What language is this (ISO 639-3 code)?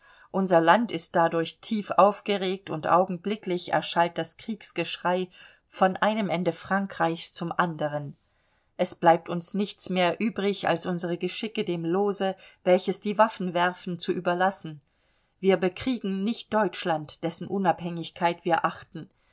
deu